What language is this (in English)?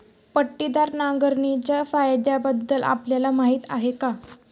Marathi